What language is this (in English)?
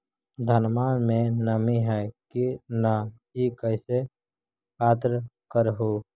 Magahi